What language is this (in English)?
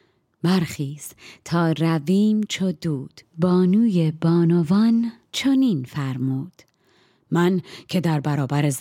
Persian